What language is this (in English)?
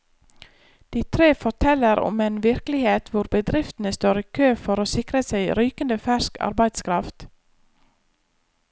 Norwegian